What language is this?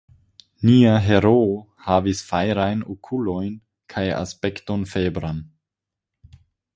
Esperanto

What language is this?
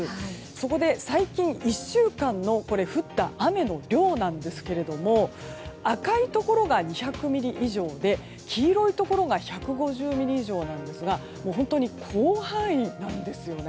Japanese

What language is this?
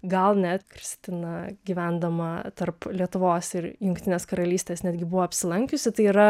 Lithuanian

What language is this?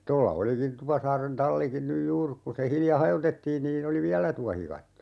Finnish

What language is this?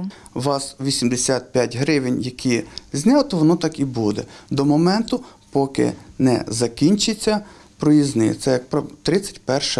Ukrainian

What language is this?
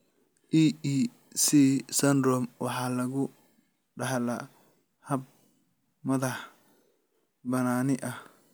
Somali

